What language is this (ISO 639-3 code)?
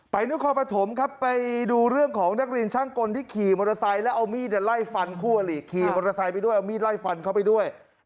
tha